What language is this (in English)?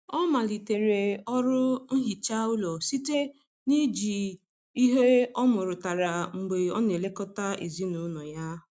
Igbo